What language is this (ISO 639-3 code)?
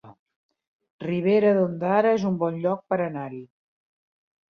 cat